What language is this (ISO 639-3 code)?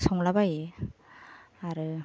brx